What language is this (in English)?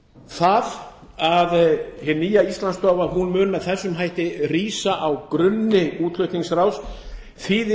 Icelandic